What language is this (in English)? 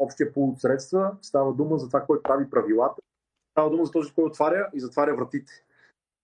Bulgarian